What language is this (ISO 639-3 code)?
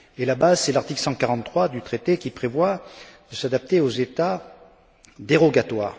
fra